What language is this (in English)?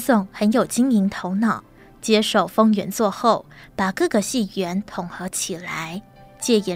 Chinese